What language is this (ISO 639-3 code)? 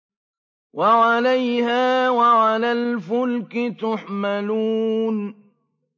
ara